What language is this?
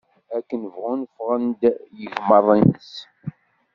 Kabyle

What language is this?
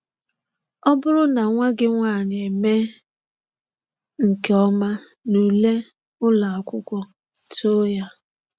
Igbo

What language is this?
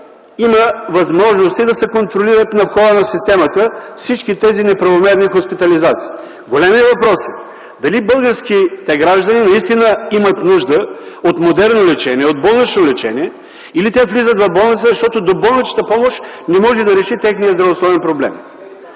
Bulgarian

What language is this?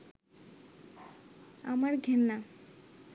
Bangla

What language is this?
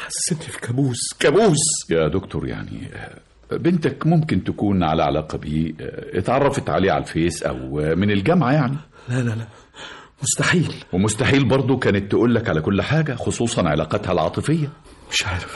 Arabic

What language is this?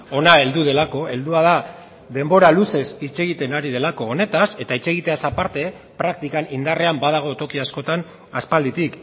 Basque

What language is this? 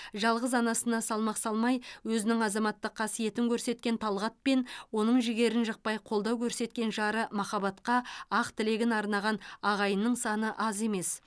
Kazakh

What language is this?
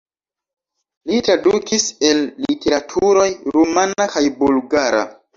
Esperanto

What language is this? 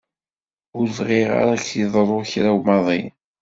Kabyle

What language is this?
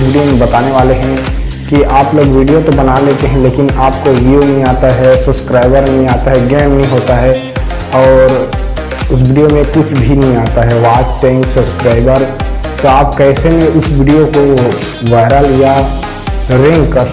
Hindi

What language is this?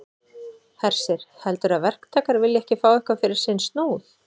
Icelandic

